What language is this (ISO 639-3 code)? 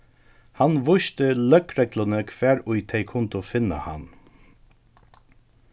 fao